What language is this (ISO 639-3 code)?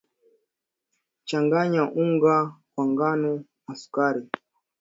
swa